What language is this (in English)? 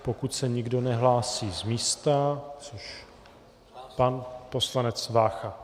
Czech